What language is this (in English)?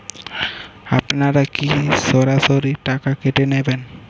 Bangla